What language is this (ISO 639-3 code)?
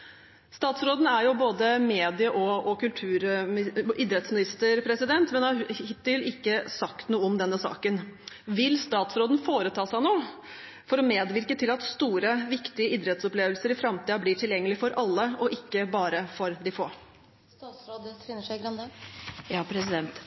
nob